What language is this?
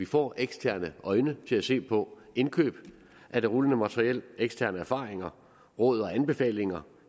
Danish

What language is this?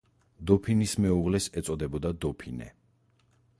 Georgian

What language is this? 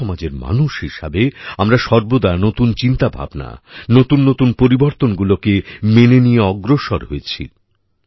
Bangla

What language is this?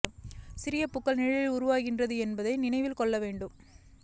Tamil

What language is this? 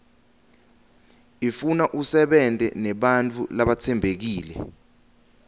Swati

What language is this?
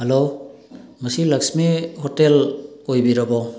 Manipuri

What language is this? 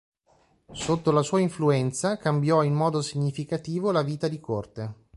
Italian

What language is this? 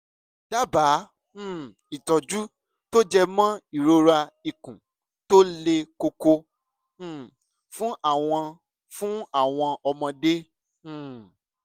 Yoruba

